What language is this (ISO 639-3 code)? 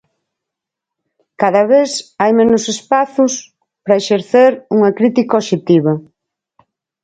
glg